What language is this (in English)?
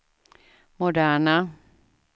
Swedish